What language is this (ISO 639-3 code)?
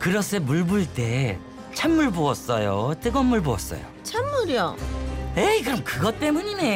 kor